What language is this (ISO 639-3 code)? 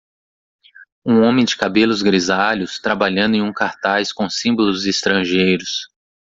por